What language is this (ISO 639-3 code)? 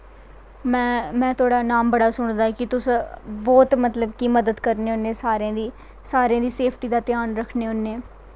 doi